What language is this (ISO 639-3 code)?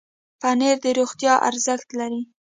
pus